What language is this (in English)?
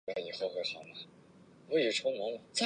Chinese